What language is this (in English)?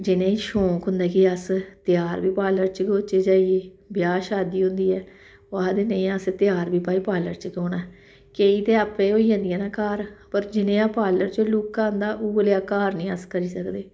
Dogri